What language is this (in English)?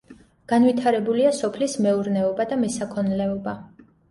Georgian